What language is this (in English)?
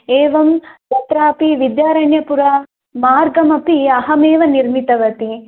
Sanskrit